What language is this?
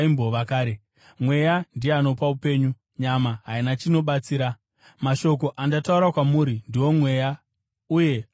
Shona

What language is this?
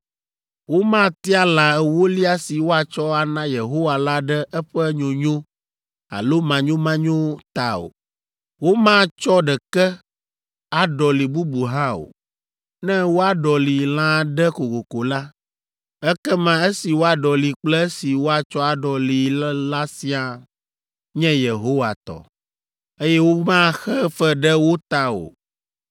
Ewe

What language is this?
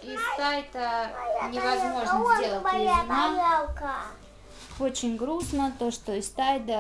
Russian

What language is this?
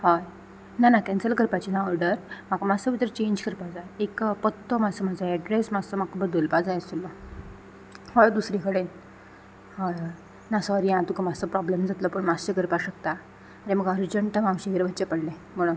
Konkani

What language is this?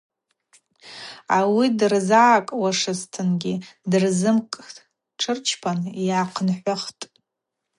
Abaza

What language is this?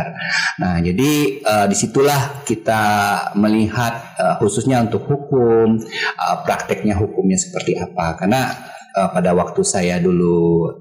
Indonesian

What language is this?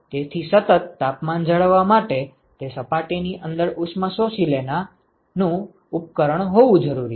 Gujarati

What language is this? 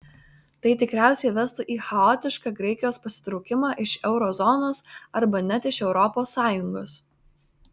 Lithuanian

